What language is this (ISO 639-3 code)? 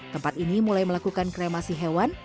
ind